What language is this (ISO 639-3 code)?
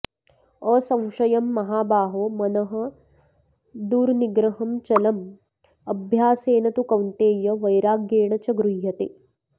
san